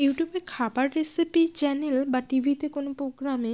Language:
Bangla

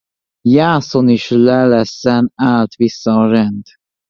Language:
Hungarian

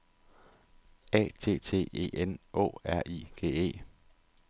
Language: Danish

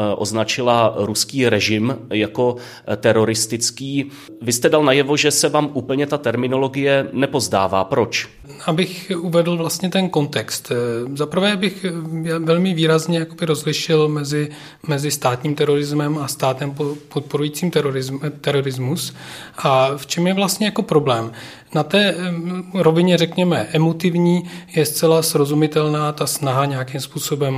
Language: Czech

